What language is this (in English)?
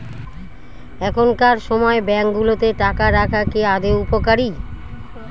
Bangla